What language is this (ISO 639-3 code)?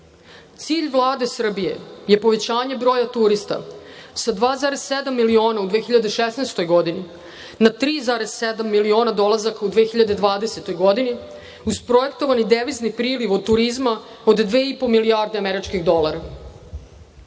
srp